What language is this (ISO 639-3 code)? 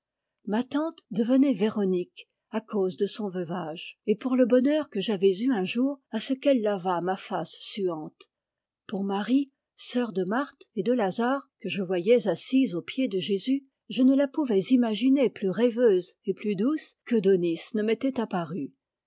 fra